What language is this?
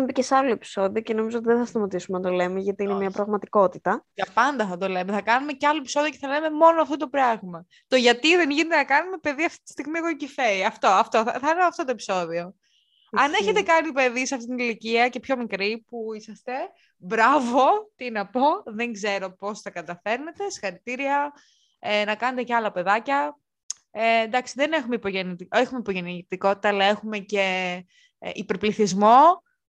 Greek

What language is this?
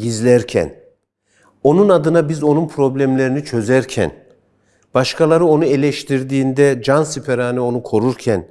Turkish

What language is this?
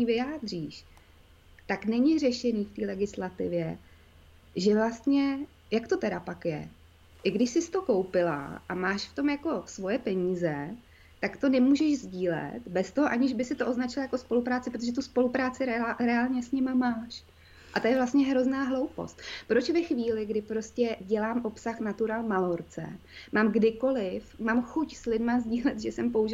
Czech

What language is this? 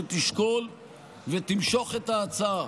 Hebrew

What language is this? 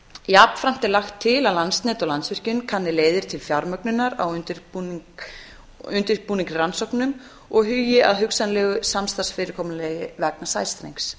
Icelandic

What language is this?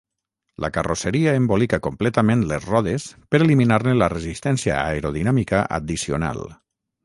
Catalan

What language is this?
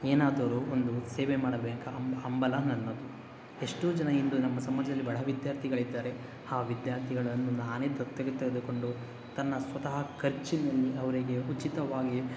Kannada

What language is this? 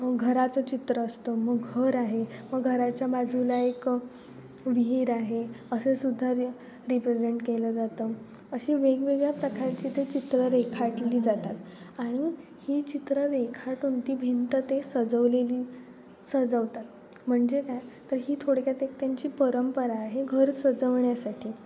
Marathi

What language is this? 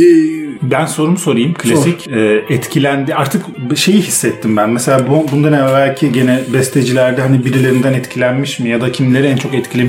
Turkish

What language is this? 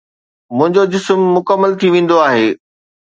Sindhi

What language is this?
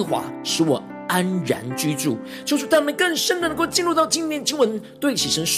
Chinese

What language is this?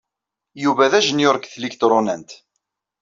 Kabyle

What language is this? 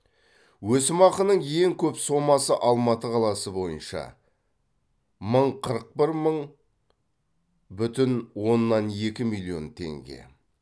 Kazakh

